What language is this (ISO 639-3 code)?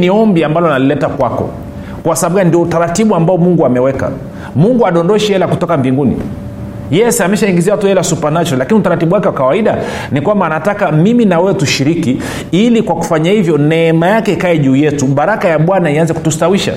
swa